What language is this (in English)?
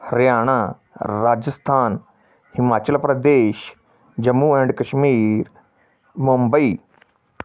Punjabi